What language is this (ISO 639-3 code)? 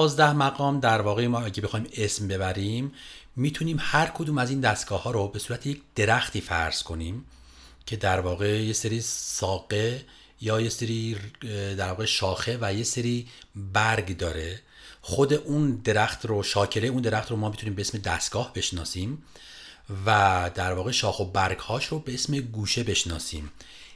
fas